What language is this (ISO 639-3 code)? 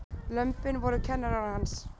isl